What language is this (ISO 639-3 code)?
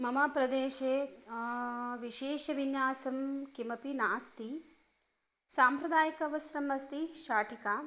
san